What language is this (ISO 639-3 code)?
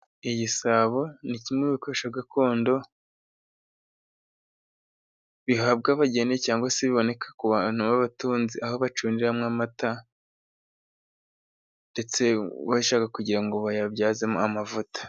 kin